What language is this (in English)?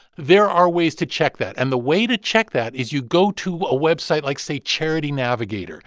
English